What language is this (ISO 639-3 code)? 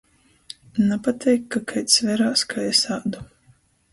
ltg